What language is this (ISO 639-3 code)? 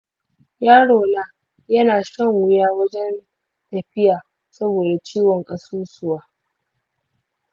hau